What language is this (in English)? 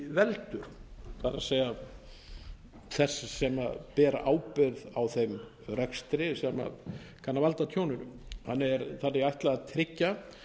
Icelandic